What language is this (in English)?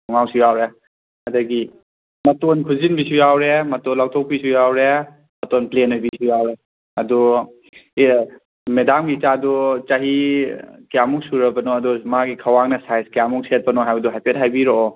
Manipuri